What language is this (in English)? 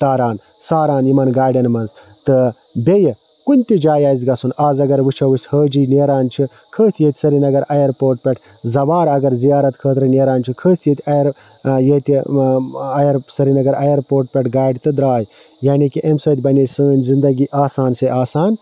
Kashmiri